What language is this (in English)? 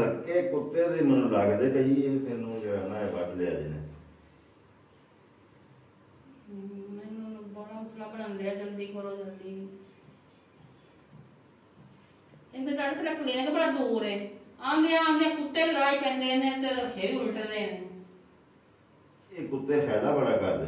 Punjabi